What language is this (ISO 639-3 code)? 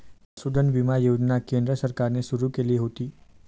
mar